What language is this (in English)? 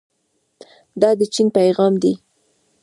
Pashto